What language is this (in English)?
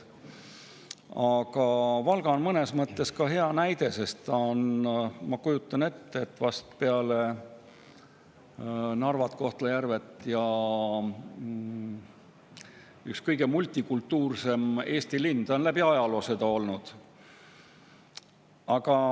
Estonian